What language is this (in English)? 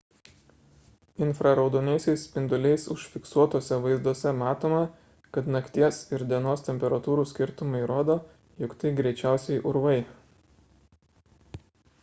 Lithuanian